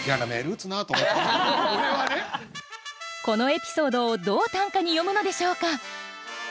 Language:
Japanese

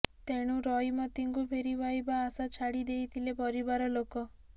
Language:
Odia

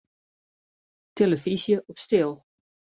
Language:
Western Frisian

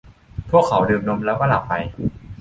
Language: Thai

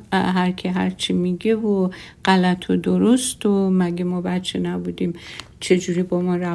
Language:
Persian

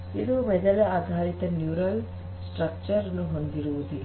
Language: Kannada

